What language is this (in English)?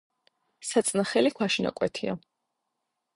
Georgian